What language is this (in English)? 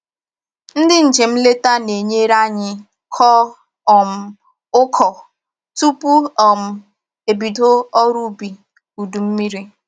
Igbo